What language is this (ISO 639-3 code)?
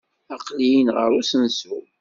kab